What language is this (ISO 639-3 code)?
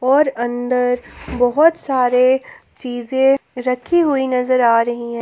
hin